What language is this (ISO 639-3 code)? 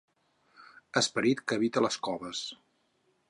cat